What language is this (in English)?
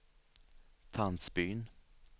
Swedish